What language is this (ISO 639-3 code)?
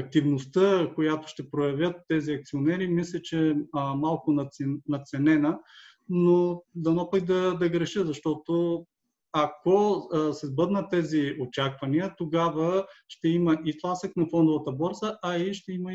bul